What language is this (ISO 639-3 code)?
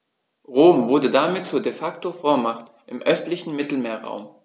deu